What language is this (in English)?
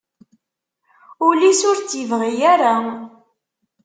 Kabyle